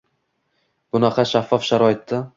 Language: Uzbek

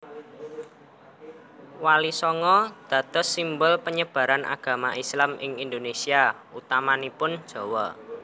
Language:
Javanese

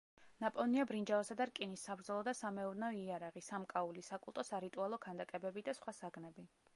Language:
Georgian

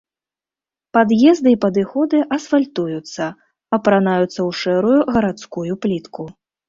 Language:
Belarusian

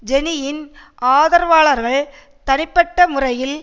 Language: Tamil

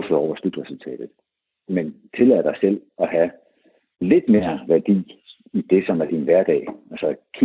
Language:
Danish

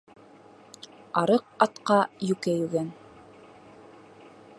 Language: Bashkir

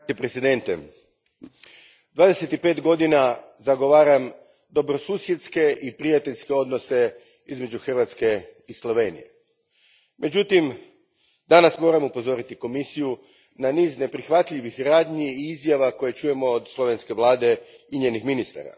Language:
Croatian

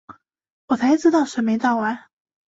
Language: Chinese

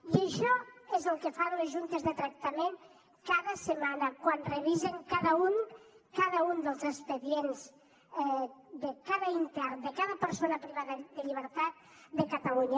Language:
Catalan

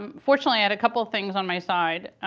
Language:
English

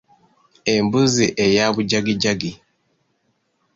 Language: Ganda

